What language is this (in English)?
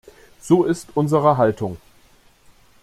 German